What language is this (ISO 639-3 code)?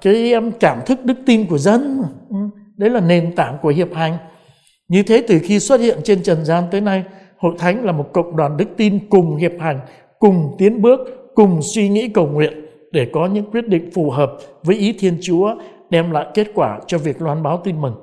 vie